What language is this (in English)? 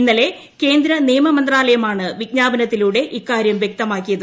Malayalam